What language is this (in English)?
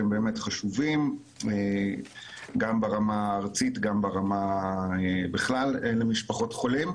Hebrew